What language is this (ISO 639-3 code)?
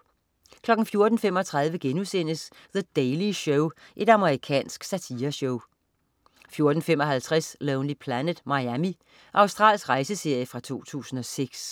dan